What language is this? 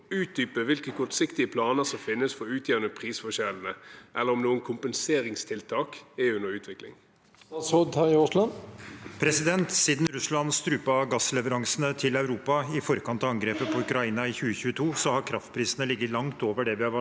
Norwegian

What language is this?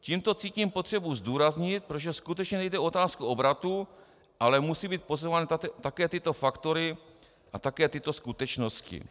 Czech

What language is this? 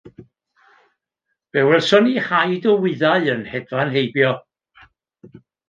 Welsh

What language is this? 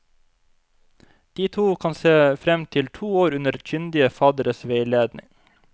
Norwegian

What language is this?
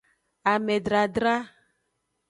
Aja (Benin)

